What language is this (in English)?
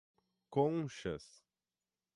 Portuguese